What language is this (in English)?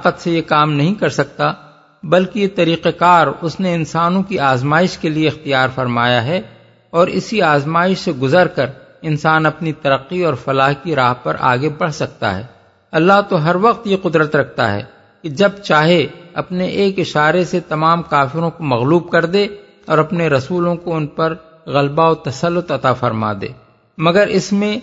Urdu